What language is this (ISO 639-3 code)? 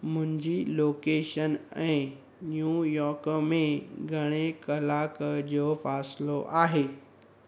snd